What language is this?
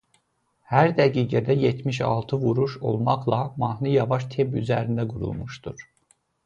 Azerbaijani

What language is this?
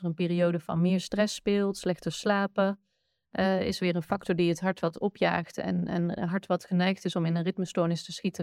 Dutch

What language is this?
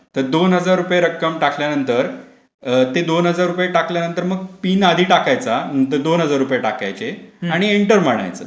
Marathi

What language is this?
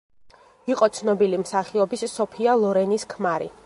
Georgian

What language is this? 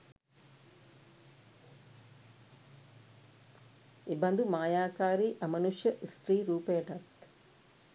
Sinhala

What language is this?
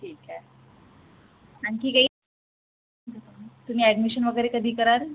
Marathi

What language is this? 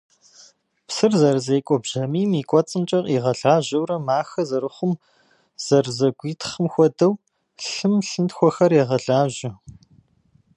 Kabardian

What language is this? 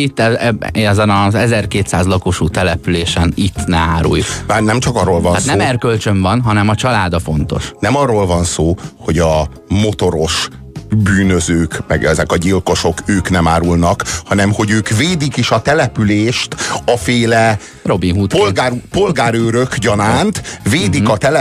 Hungarian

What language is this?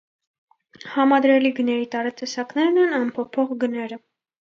Armenian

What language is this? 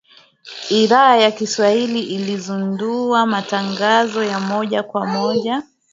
Swahili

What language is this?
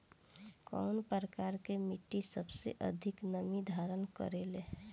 Bhojpuri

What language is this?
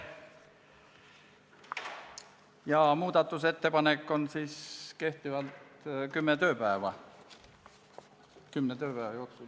Estonian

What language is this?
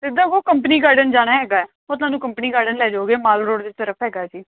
Punjabi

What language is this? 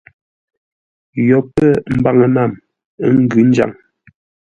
Ngombale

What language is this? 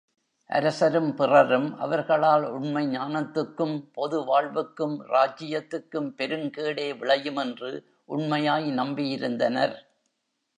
Tamil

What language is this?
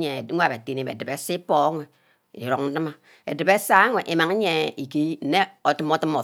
Ubaghara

